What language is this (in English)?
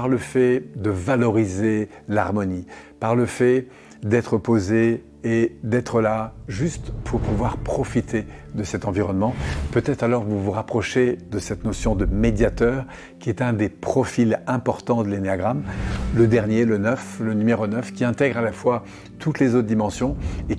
French